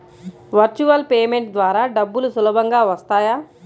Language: Telugu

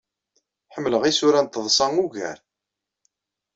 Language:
Kabyle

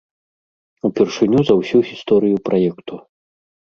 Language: Belarusian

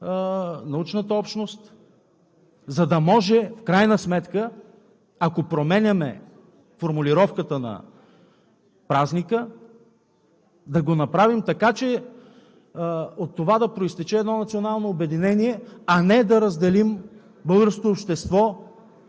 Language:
Bulgarian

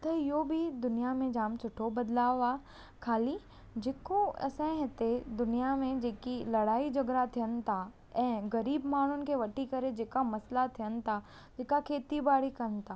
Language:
Sindhi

